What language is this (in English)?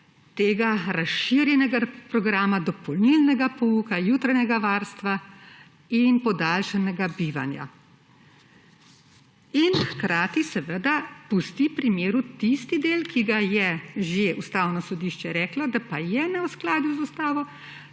Slovenian